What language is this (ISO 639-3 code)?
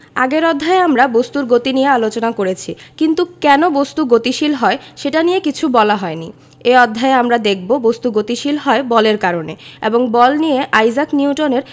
ben